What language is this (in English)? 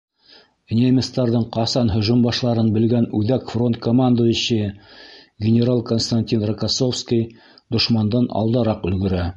Bashkir